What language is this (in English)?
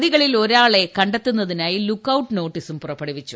Malayalam